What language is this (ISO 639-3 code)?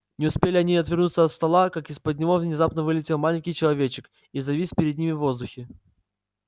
rus